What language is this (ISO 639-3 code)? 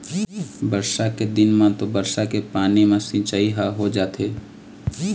hne